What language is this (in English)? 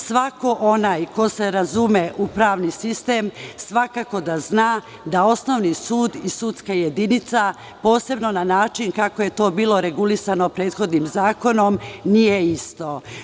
Serbian